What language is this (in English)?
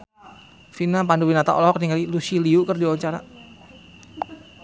Sundanese